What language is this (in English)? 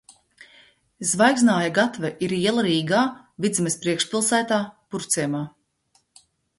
Latvian